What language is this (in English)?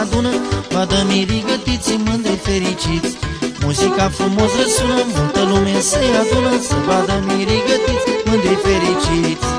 Romanian